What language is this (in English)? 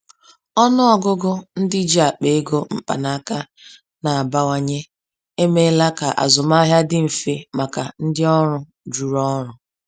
Igbo